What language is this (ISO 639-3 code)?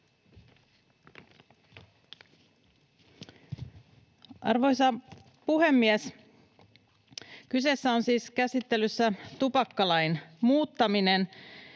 fin